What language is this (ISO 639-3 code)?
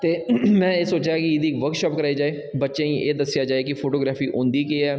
doi